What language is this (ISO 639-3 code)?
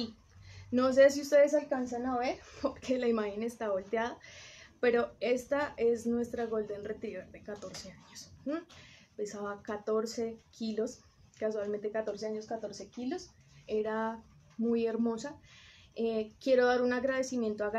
spa